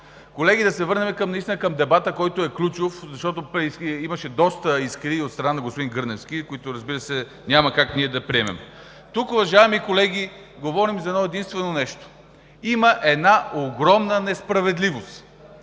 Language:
Bulgarian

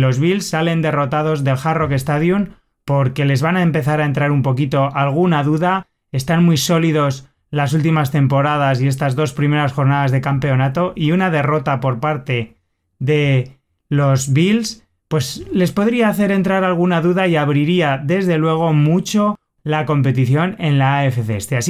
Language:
Spanish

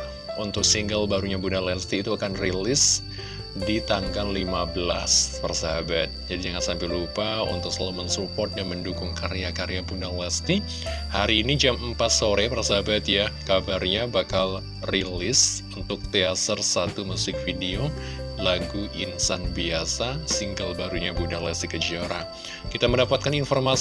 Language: Indonesian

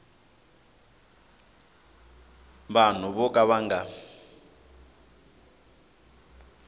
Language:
Tsonga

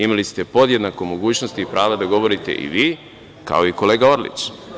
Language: Serbian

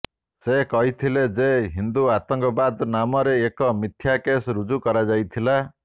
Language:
Odia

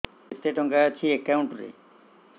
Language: Odia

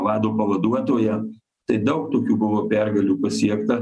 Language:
Lithuanian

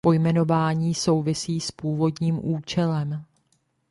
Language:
Czech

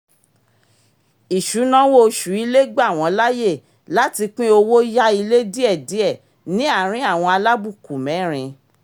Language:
Yoruba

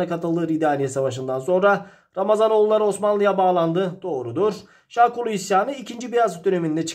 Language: Turkish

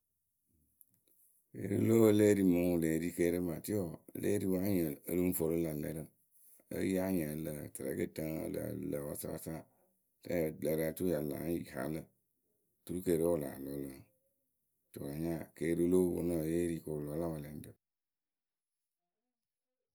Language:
Akebu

